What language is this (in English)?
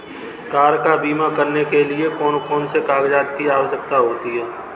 Hindi